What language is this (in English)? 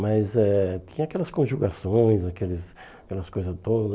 Portuguese